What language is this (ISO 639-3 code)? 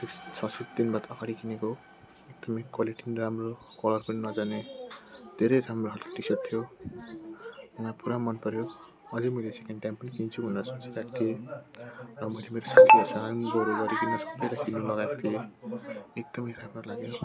nep